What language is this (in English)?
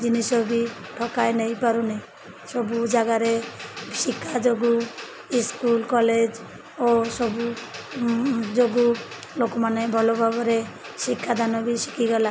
Odia